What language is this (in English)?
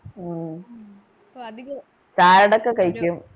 Malayalam